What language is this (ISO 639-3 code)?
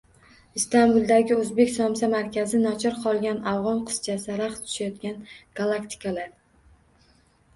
uzb